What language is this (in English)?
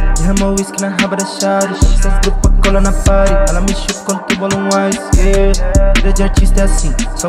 Romanian